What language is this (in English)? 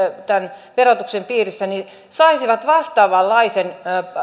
Finnish